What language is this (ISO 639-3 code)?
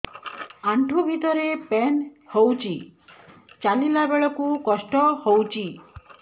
ori